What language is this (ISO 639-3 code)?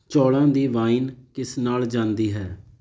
pan